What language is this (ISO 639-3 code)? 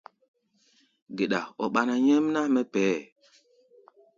gba